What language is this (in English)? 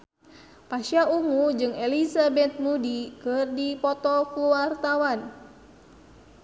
Sundanese